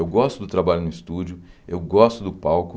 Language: Portuguese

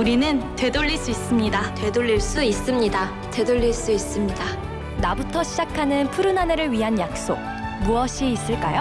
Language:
Korean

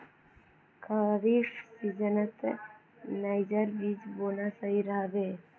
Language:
Magahi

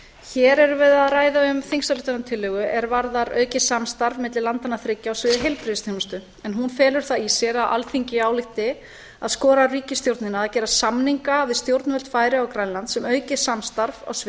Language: Icelandic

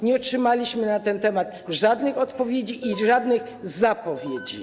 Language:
Polish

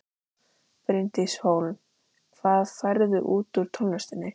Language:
Icelandic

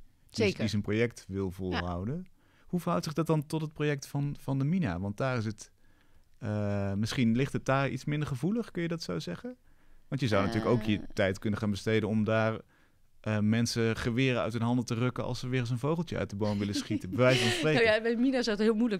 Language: Dutch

